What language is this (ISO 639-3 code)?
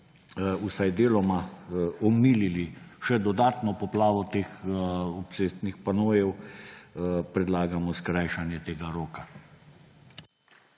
slv